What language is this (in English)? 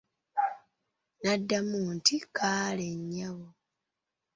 Ganda